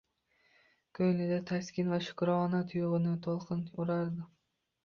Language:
Uzbek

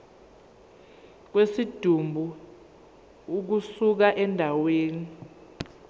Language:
Zulu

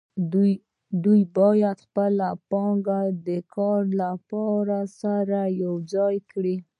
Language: Pashto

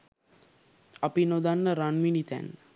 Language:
Sinhala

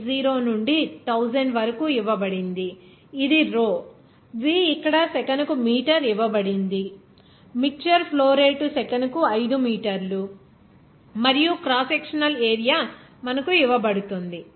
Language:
Telugu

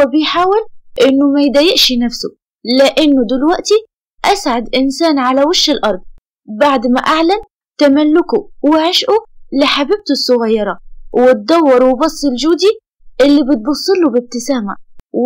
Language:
Arabic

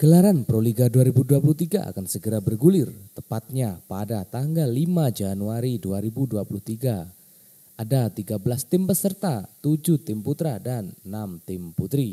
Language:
Indonesian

